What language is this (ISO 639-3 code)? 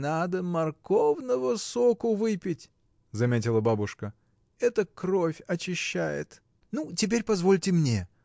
rus